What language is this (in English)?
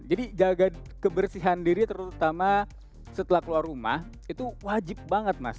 Indonesian